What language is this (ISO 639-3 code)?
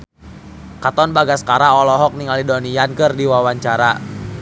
sun